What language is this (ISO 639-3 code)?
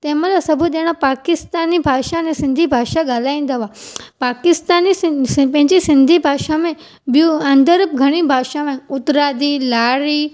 snd